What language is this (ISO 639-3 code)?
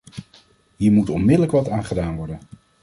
nld